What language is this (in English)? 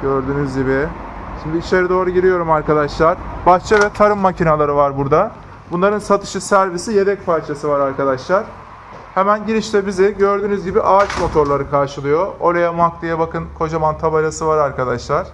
Turkish